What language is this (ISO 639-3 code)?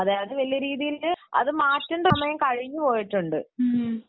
mal